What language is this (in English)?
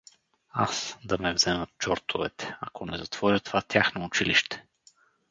Bulgarian